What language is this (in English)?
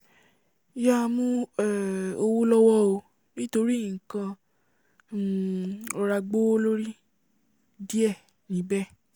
Yoruba